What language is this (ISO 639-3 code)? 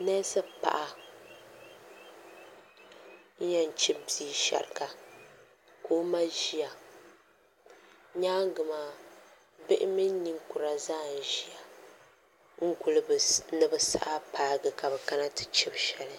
dag